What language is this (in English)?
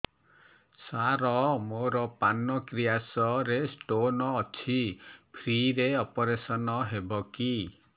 Odia